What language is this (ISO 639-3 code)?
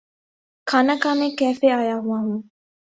urd